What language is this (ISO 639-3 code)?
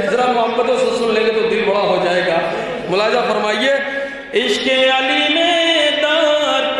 ara